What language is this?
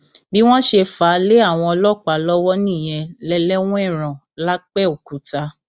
Yoruba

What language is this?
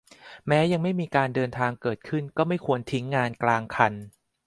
Thai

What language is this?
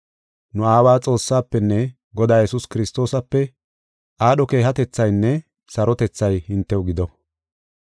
Gofa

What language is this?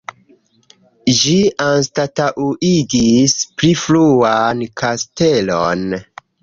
Esperanto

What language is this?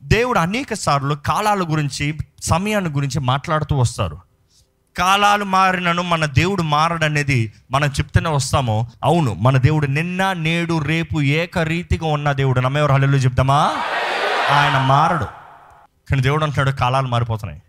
Telugu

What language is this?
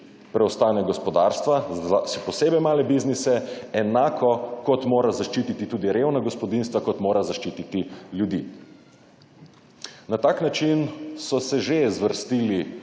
Slovenian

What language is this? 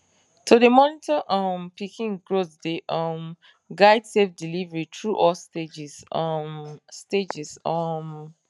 Nigerian Pidgin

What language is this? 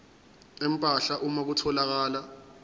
Zulu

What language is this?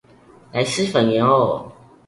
Chinese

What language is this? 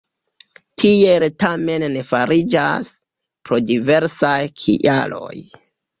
Esperanto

